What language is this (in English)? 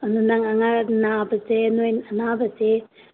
Manipuri